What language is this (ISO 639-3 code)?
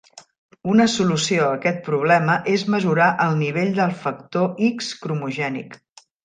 cat